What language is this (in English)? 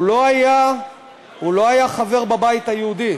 Hebrew